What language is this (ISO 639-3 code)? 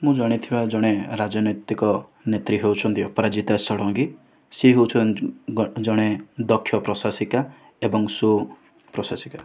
ori